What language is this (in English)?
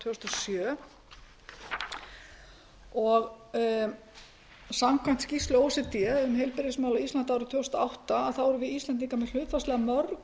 Icelandic